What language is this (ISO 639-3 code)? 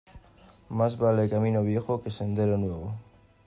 spa